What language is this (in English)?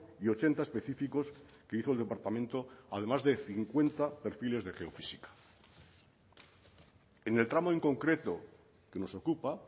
Spanish